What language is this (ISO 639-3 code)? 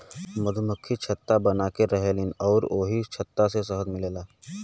bho